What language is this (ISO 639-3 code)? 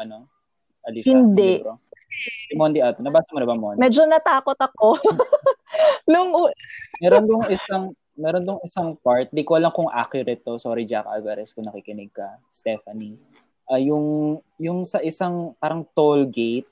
fil